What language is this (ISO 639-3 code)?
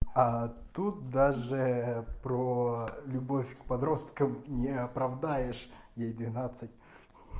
rus